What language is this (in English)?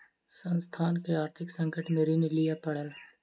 Maithili